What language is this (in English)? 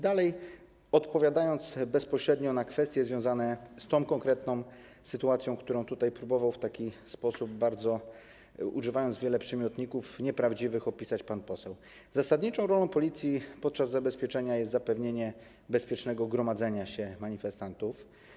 Polish